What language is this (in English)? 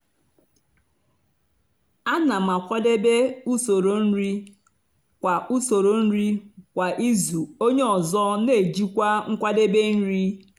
Igbo